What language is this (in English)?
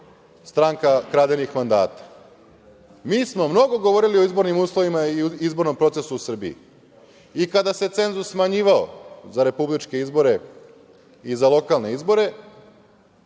Serbian